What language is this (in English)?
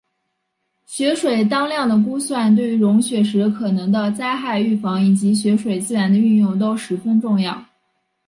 Chinese